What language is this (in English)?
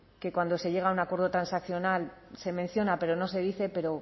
Spanish